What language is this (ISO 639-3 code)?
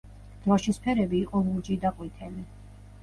kat